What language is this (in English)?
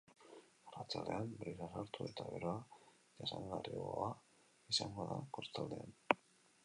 Basque